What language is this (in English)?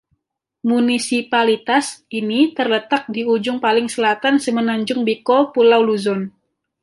Indonesian